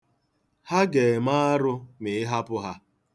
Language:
Igbo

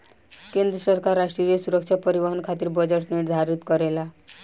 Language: Bhojpuri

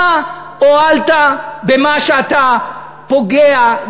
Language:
Hebrew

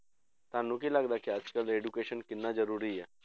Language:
Punjabi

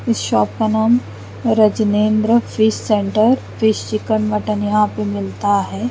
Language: Hindi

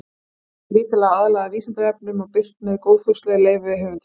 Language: Icelandic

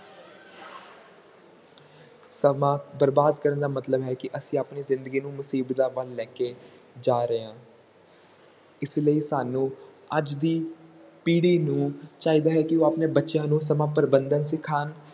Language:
Punjabi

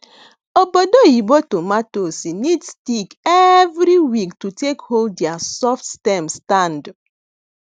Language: Nigerian Pidgin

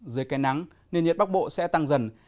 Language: Vietnamese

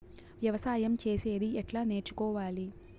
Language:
Telugu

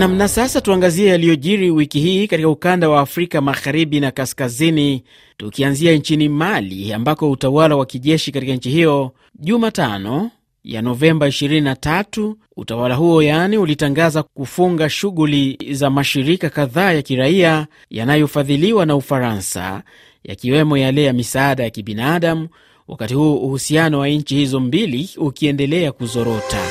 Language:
Swahili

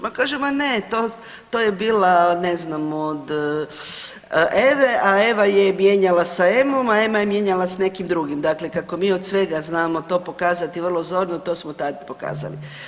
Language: Croatian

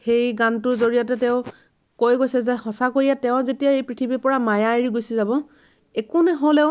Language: Assamese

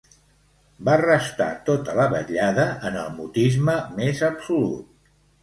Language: Catalan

